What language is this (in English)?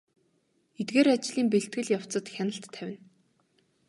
Mongolian